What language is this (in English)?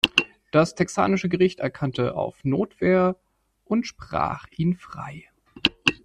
German